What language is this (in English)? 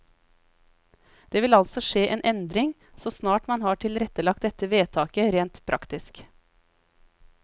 Norwegian